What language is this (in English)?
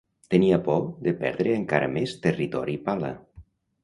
Catalan